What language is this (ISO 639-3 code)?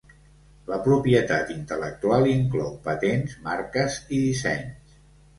cat